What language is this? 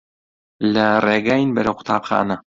Central Kurdish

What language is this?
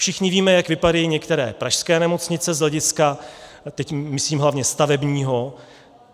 Czech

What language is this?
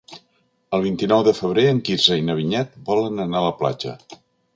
Catalan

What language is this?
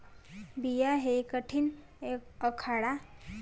Marathi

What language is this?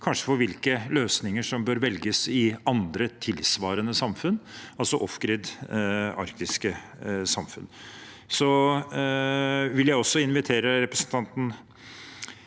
Norwegian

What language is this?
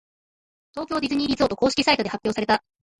Japanese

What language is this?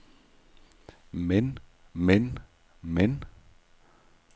Danish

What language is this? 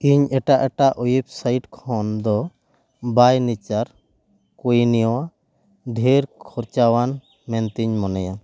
Santali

